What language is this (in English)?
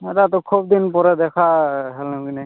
Odia